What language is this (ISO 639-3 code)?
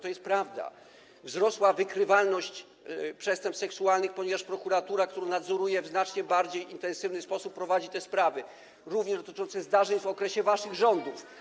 pol